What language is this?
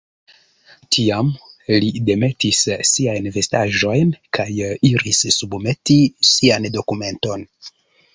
Esperanto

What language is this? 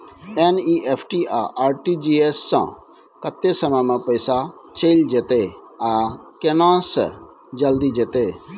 Maithili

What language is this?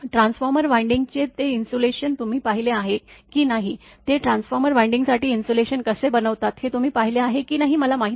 Marathi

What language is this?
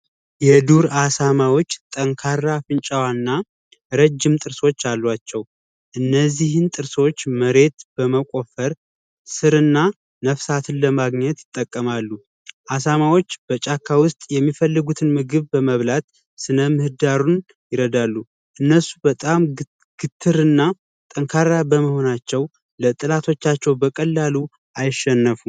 Amharic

